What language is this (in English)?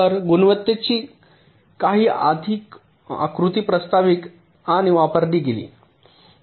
Marathi